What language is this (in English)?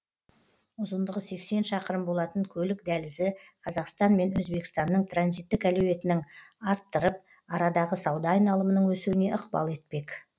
Kazakh